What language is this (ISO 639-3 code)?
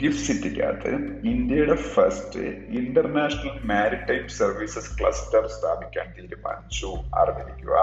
mal